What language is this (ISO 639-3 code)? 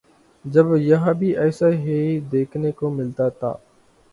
urd